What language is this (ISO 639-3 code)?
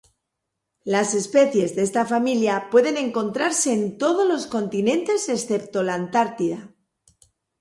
spa